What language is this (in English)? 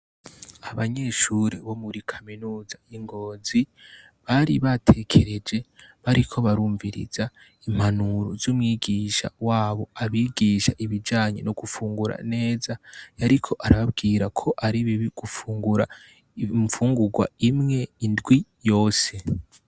Rundi